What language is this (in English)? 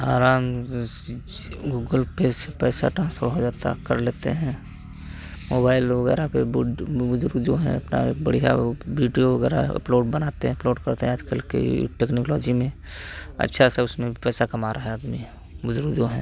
Hindi